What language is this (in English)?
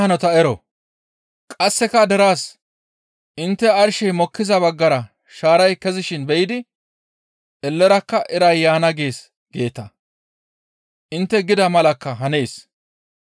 Gamo